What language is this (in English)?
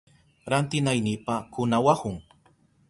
Southern Pastaza Quechua